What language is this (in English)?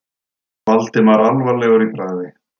Icelandic